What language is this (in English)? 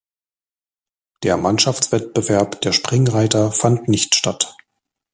German